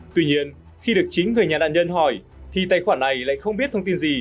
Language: Vietnamese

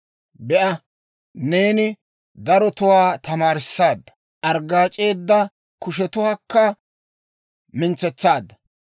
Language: Dawro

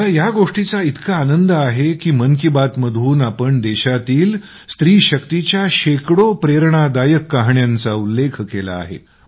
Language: Marathi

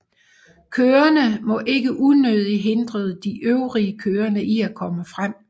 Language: Danish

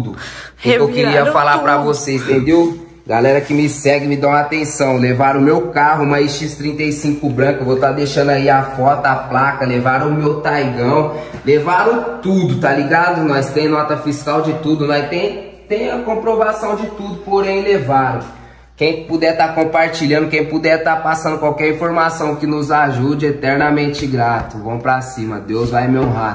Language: Portuguese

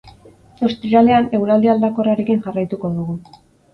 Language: Basque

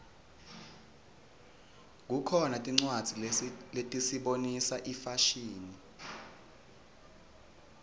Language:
Swati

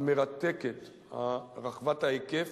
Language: Hebrew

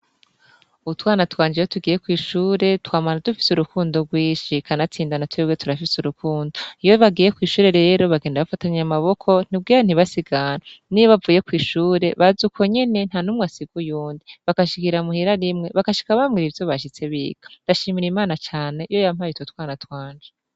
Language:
Rundi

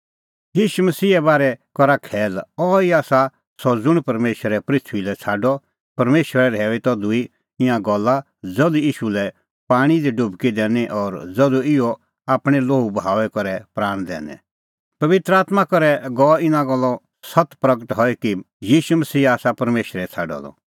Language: Kullu Pahari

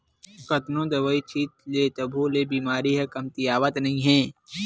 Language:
Chhattisgarhi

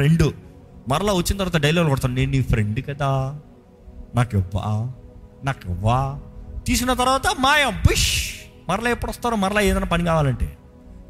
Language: Telugu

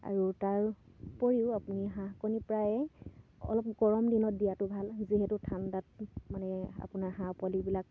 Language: Assamese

